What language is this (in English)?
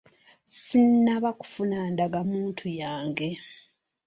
Ganda